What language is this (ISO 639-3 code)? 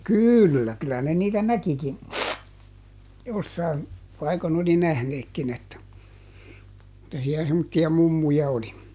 fin